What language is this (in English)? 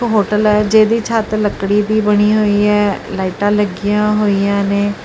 Punjabi